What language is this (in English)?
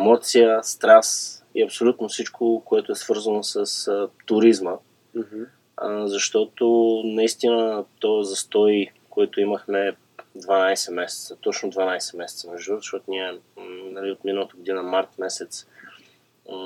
Bulgarian